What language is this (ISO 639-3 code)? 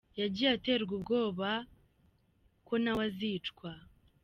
kin